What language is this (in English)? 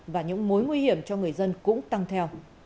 Vietnamese